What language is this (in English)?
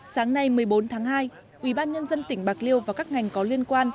Vietnamese